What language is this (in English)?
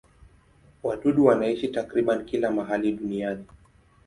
Swahili